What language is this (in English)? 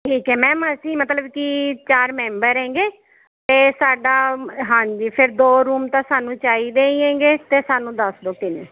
Punjabi